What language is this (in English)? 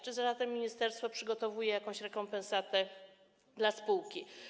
Polish